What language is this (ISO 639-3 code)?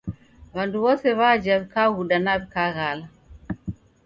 dav